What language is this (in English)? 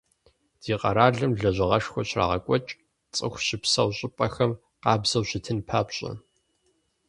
Kabardian